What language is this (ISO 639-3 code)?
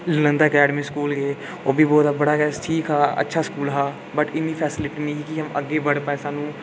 doi